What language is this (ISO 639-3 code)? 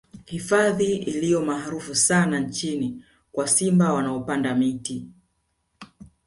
swa